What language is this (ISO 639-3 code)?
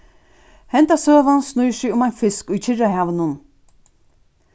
fao